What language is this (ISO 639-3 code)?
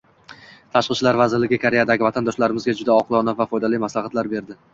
uzb